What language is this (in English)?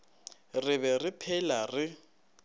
Northern Sotho